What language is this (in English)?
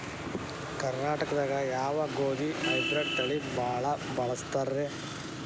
Kannada